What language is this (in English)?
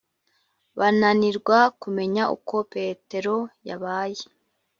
Kinyarwanda